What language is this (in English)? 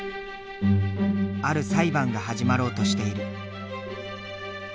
Japanese